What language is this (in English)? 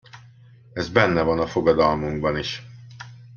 Hungarian